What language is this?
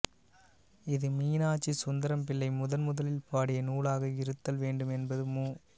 Tamil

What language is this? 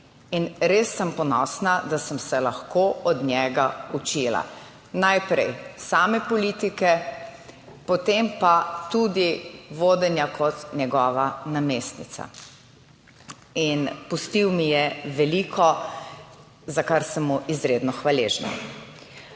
Slovenian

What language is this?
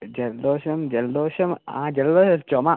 Malayalam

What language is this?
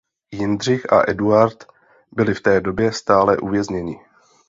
Czech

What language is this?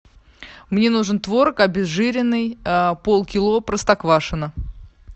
Russian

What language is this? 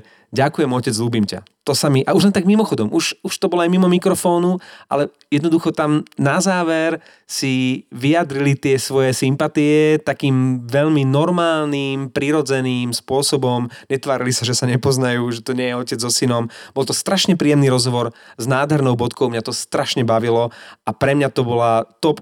Slovak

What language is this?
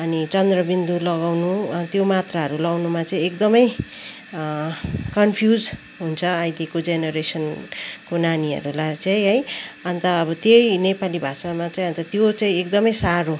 Nepali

